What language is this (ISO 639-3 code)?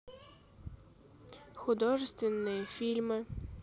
rus